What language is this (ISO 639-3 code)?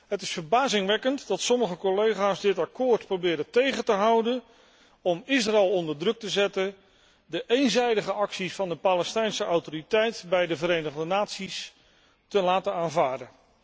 nld